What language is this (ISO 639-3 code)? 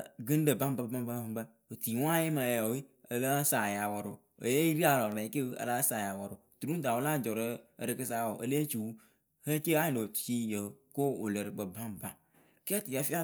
keu